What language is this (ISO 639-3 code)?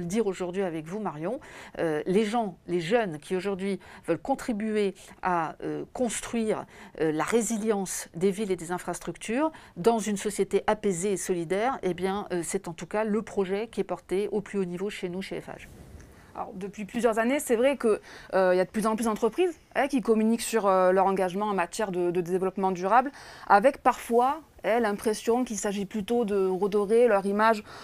fra